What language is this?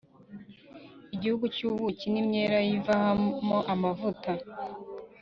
Kinyarwanda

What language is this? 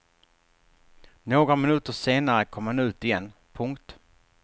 Swedish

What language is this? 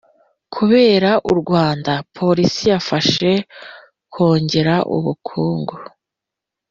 Kinyarwanda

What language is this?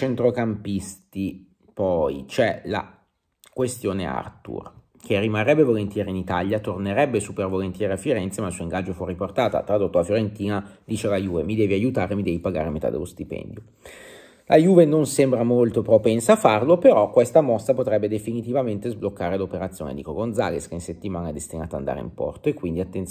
Italian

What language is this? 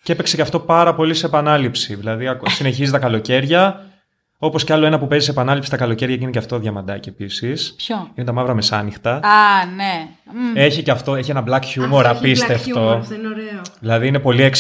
Greek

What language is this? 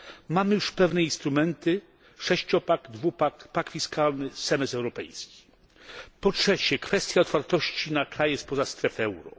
Polish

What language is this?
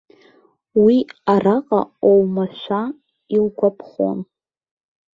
Abkhazian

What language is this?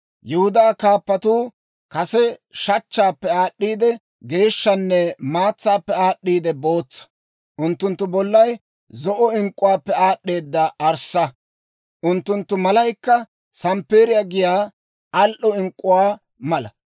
Dawro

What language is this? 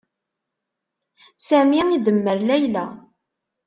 Kabyle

